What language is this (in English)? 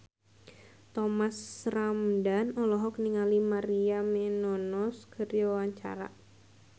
Sundanese